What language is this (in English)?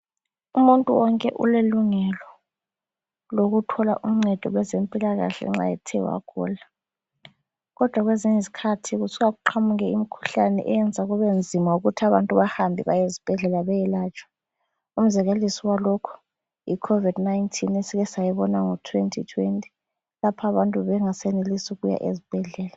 North Ndebele